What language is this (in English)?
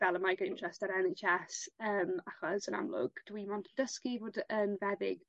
Welsh